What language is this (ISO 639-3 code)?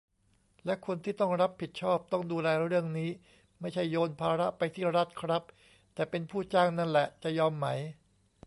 tha